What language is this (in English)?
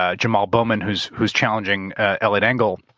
English